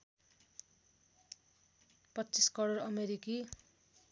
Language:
Nepali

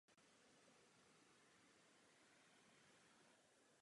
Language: Czech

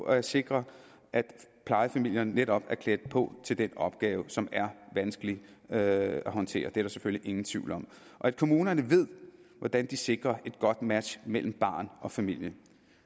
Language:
Danish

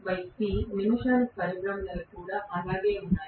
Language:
Telugu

